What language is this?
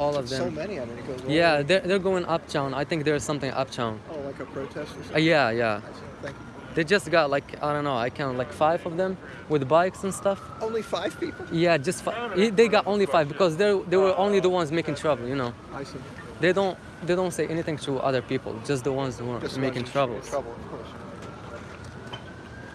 Arabic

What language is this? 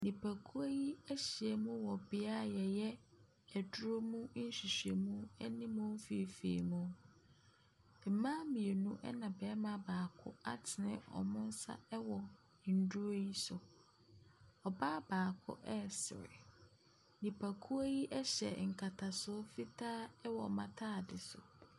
Akan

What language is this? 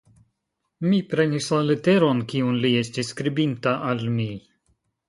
Esperanto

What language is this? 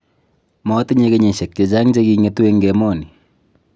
Kalenjin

